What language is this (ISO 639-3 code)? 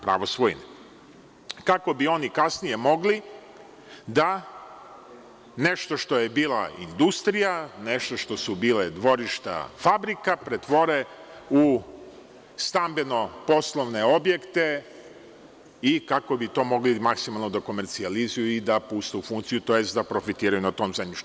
srp